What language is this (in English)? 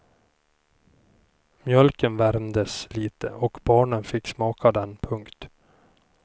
Swedish